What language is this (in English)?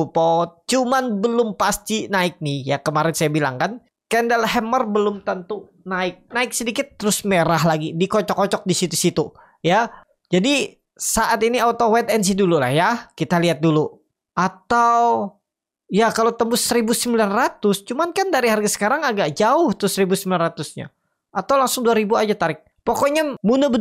Indonesian